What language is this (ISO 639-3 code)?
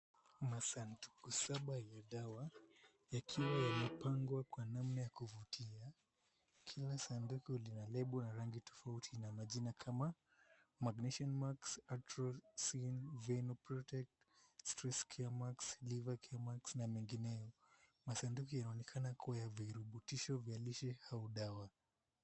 swa